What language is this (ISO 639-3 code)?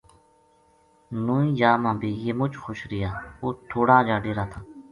gju